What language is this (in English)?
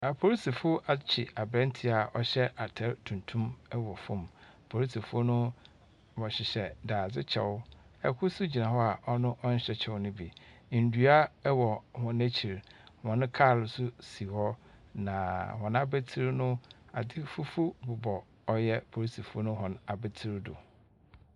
Akan